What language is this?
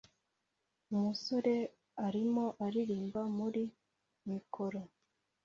Kinyarwanda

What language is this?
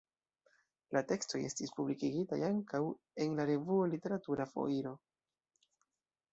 Esperanto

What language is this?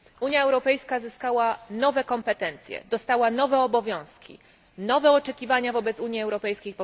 Polish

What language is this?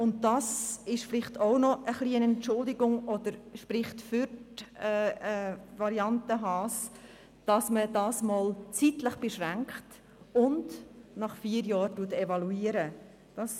Swiss German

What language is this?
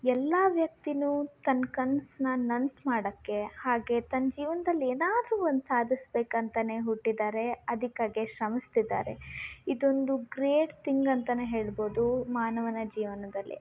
Kannada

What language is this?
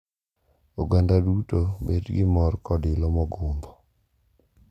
Luo (Kenya and Tanzania)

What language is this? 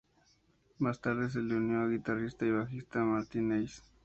Spanish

